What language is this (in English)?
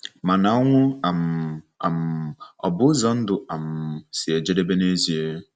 Igbo